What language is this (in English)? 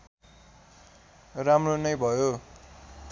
Nepali